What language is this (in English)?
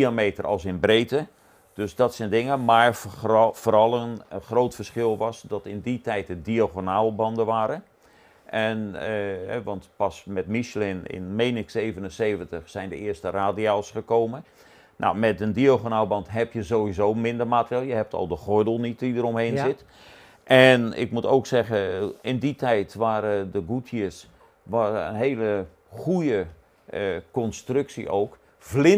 Dutch